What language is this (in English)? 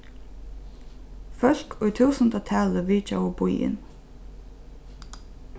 Faroese